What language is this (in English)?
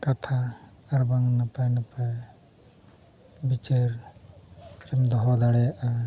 Santali